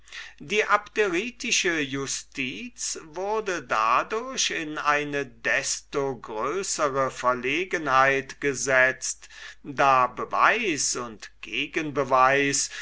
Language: German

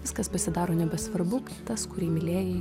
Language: Lithuanian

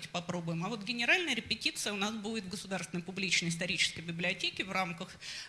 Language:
Russian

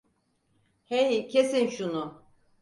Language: Turkish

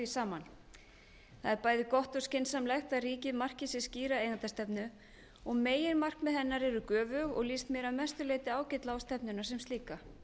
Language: Icelandic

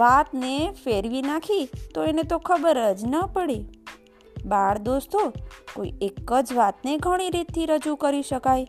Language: Gujarati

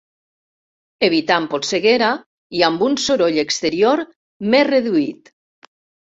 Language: Catalan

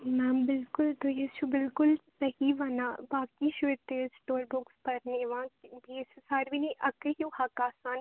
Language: Kashmiri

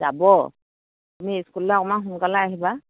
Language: Assamese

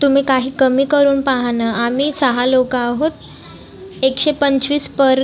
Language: Marathi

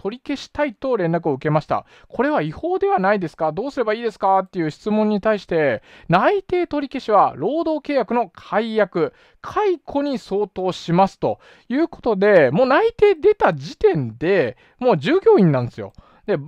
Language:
Japanese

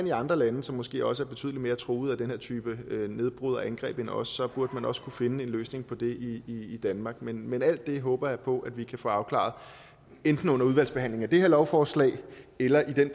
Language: Danish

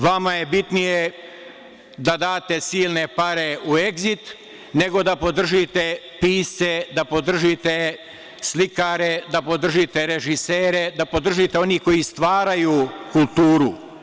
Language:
Serbian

